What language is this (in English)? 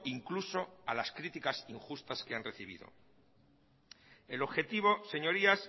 Spanish